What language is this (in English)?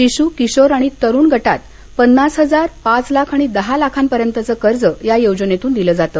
Marathi